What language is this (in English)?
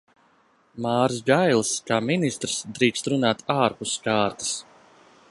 Latvian